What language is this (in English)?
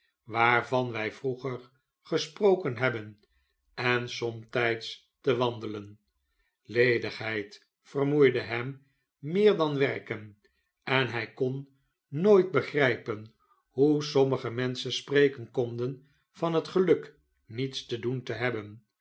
Dutch